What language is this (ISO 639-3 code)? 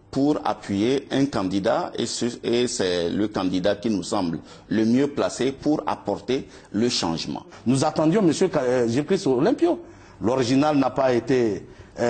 fra